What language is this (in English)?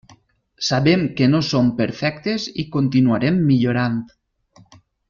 Catalan